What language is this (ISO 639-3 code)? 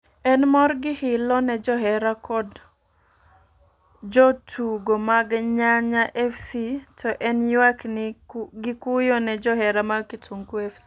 luo